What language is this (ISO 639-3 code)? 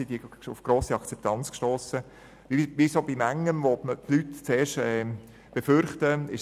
gsw